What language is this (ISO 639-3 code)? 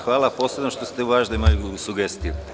srp